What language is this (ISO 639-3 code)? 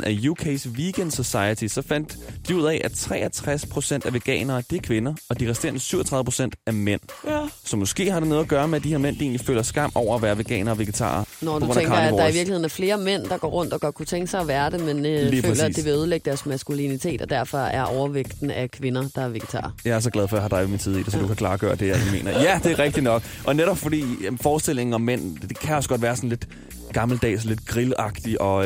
dan